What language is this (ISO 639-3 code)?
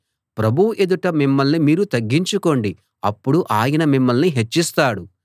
tel